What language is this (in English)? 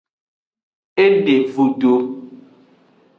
Aja (Benin)